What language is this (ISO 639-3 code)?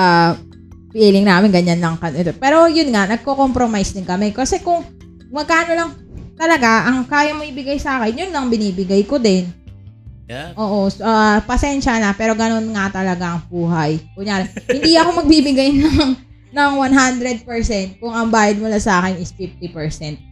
fil